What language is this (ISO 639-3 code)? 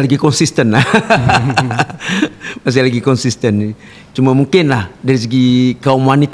msa